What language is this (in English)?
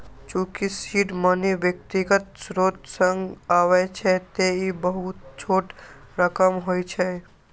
Maithili